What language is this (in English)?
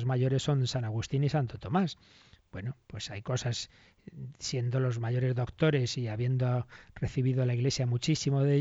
Spanish